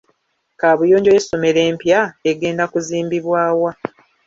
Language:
Ganda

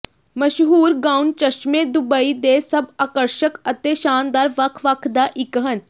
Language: Punjabi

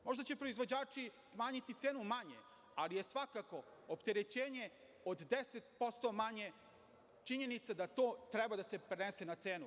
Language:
Serbian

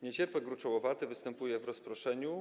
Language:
Polish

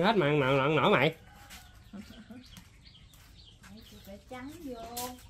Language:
Vietnamese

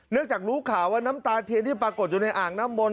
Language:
Thai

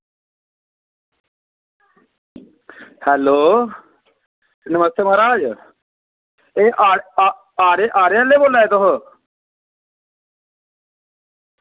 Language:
Dogri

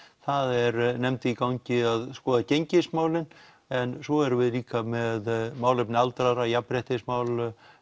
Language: Icelandic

